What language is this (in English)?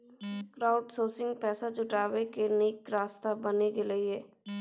Maithili